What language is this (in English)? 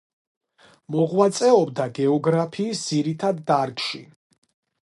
Georgian